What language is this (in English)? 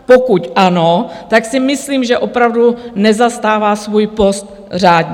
Czech